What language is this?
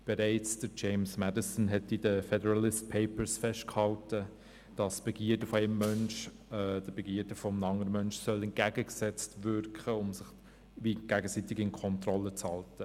Swiss German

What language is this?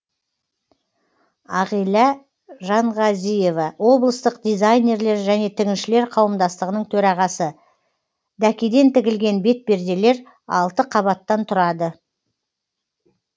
Kazakh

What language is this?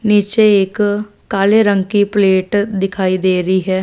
Hindi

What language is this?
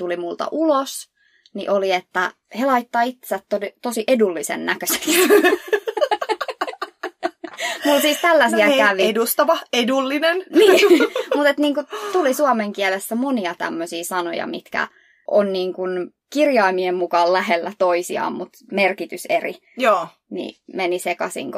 Finnish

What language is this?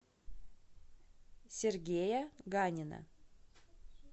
Russian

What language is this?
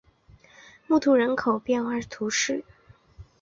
Chinese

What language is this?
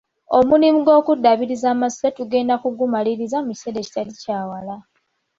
Ganda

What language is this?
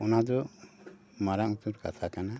Santali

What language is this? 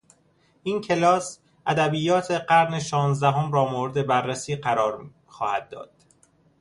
Persian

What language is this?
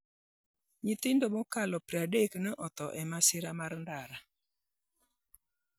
Luo (Kenya and Tanzania)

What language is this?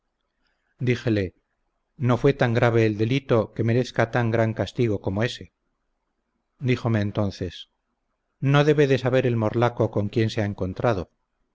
Spanish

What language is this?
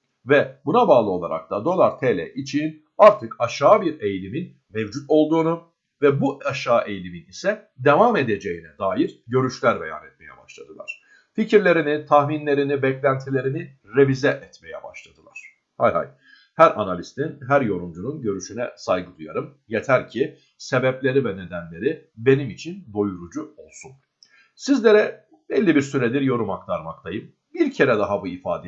Turkish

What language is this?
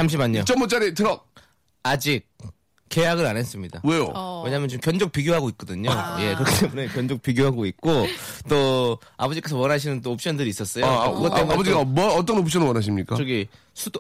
Korean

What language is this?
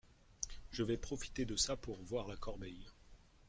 French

